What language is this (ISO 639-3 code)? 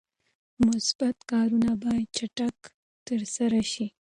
pus